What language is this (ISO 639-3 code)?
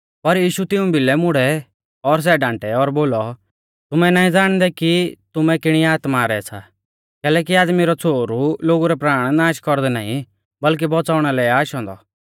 bfz